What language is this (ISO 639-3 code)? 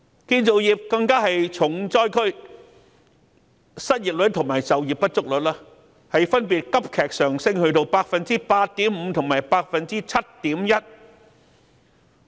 yue